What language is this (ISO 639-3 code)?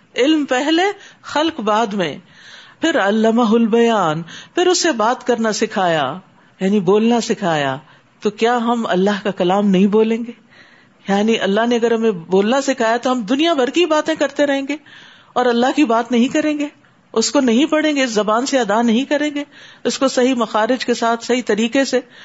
urd